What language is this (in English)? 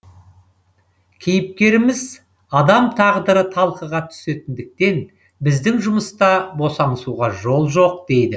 Kazakh